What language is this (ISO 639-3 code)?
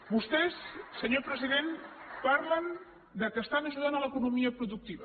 cat